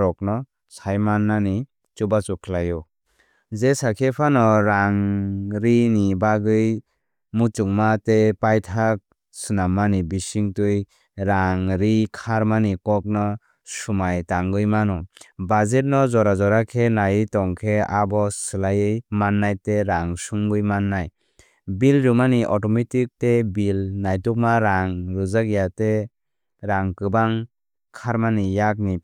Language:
Kok Borok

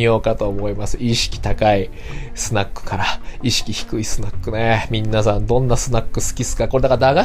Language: Japanese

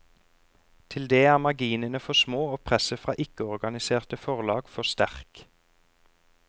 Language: Norwegian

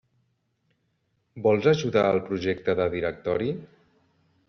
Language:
Catalan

